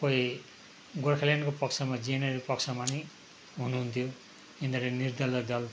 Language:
Nepali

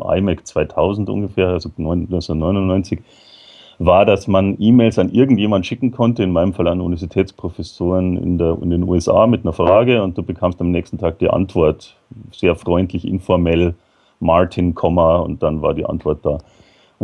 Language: German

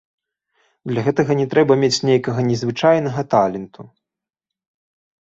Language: Belarusian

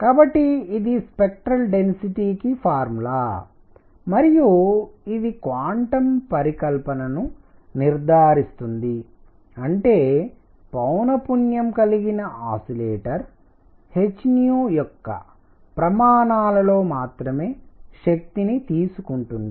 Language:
Telugu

